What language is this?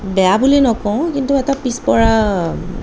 Assamese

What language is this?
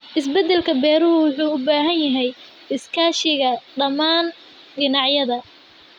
Somali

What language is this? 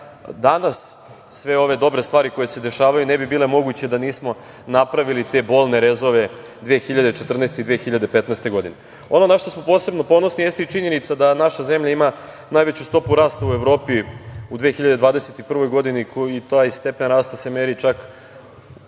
Serbian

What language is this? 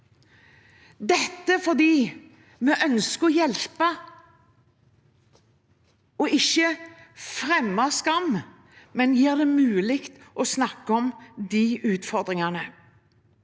Norwegian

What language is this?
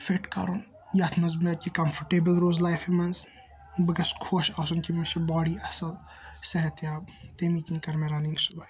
Kashmiri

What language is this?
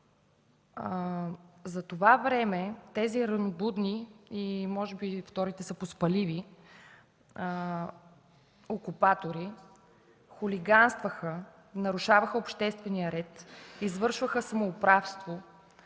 Bulgarian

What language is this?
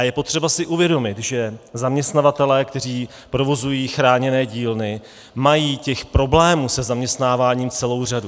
Czech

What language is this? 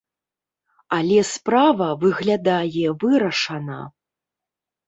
Belarusian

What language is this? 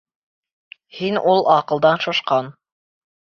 Bashkir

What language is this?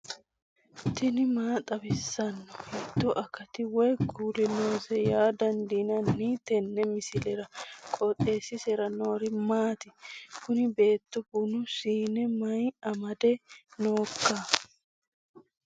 Sidamo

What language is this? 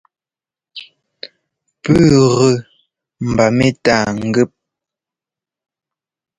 Ngomba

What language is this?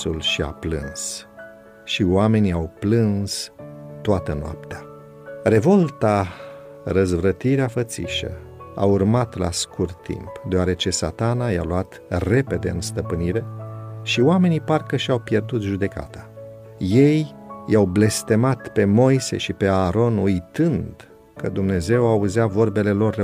Romanian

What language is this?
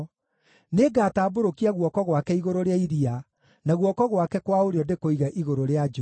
Kikuyu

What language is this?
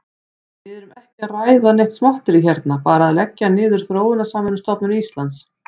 Icelandic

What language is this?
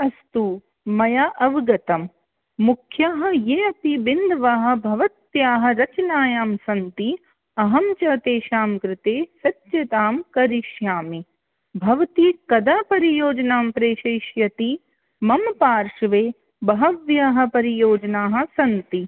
Sanskrit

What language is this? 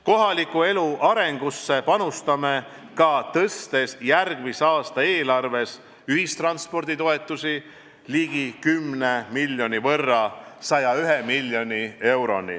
Estonian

